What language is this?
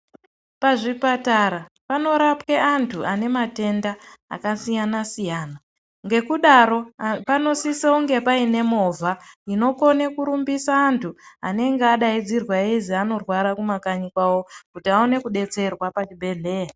Ndau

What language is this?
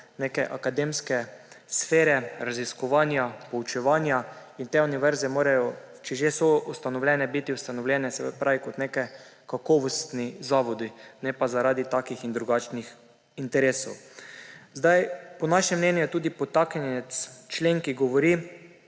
Slovenian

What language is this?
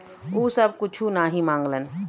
Bhojpuri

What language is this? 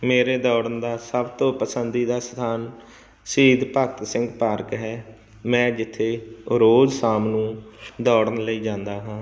Punjabi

